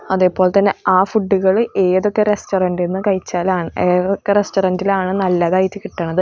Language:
Malayalam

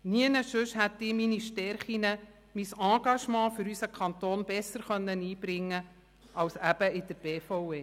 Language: Swiss German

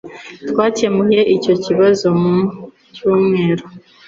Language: Kinyarwanda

